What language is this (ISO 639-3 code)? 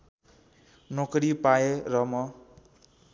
nep